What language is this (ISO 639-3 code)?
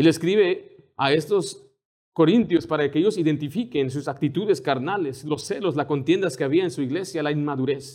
spa